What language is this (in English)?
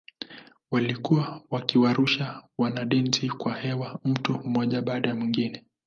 Swahili